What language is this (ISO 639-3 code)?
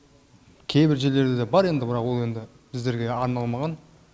kaz